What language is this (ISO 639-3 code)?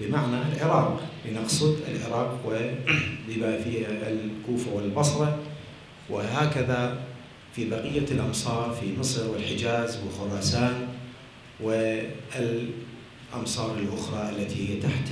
ara